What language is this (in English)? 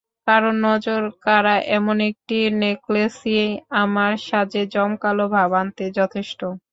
Bangla